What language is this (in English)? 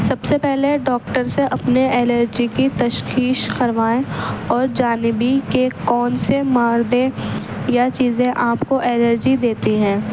Urdu